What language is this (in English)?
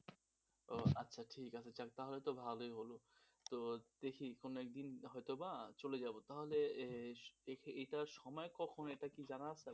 Bangla